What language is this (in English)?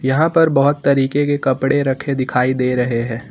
Hindi